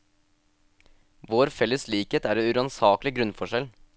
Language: Norwegian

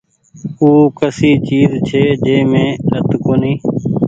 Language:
Goaria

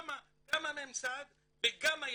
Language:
Hebrew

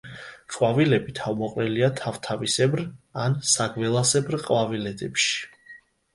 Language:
Georgian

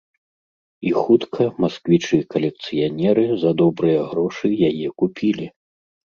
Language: Belarusian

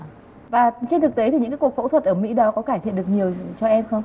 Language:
Vietnamese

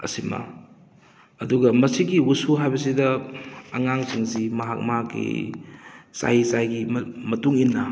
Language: Manipuri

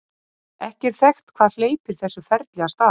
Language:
Icelandic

